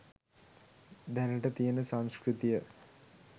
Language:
Sinhala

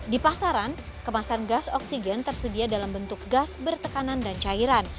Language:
Indonesian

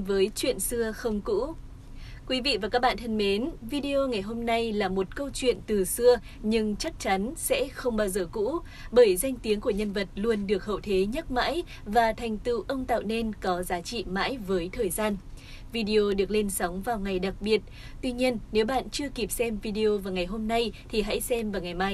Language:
Vietnamese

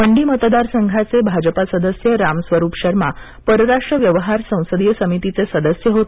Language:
Marathi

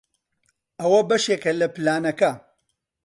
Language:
Central Kurdish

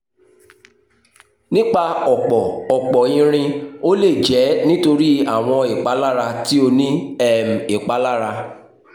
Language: Yoruba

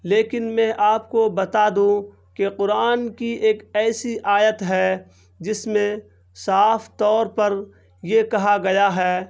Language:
Urdu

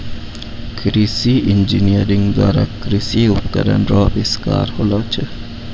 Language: Maithili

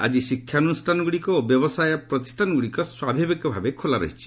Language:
Odia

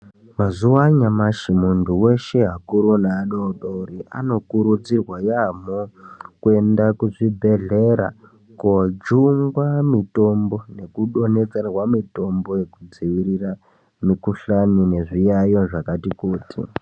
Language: Ndau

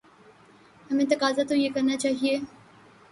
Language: Urdu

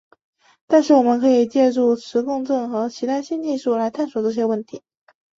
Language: Chinese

